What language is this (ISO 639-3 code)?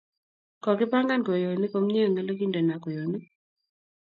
kln